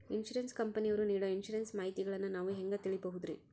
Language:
Kannada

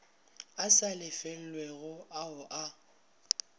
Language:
Northern Sotho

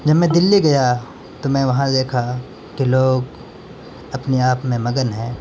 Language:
Urdu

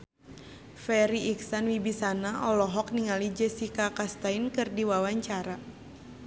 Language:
Sundanese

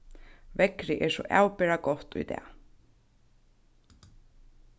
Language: Faroese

